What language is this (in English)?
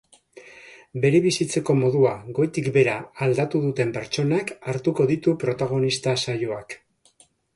Basque